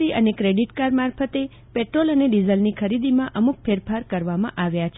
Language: Gujarati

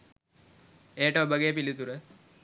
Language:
Sinhala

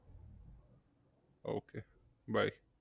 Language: Bangla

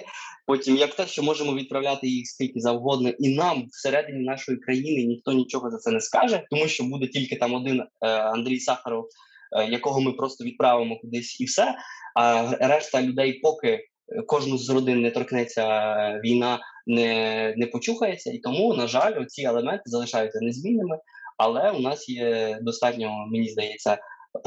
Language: Ukrainian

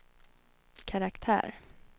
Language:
Swedish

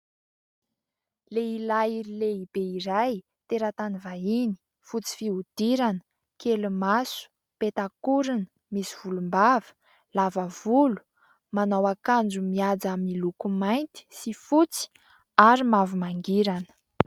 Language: Malagasy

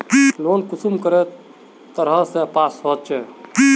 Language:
Magahi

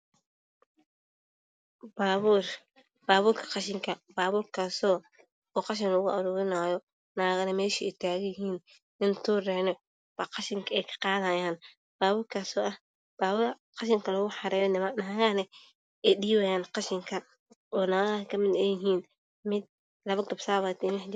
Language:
Somali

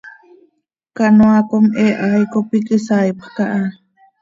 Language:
Seri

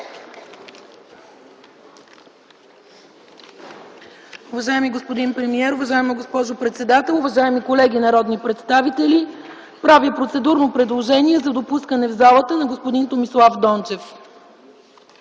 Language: Bulgarian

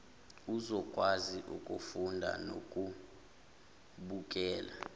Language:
Zulu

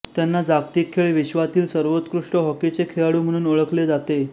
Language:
Marathi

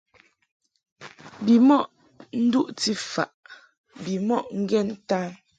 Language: Mungaka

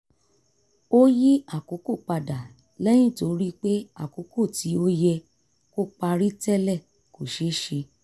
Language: Yoruba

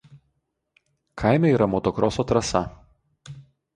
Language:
Lithuanian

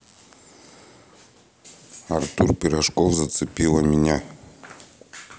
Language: Russian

